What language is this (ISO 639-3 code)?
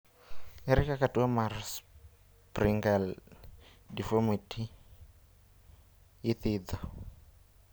luo